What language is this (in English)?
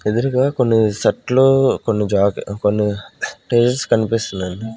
Telugu